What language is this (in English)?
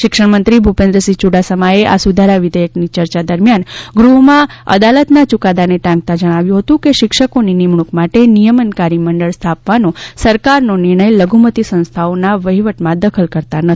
Gujarati